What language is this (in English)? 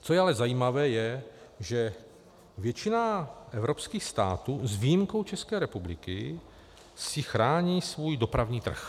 Czech